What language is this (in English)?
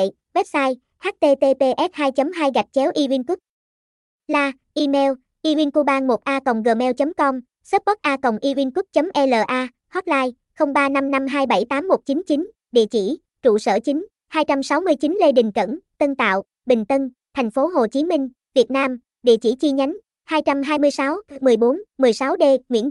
Vietnamese